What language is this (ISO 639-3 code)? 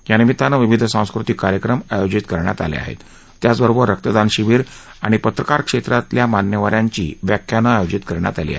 mar